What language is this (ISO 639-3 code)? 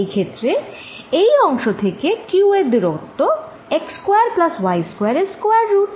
ben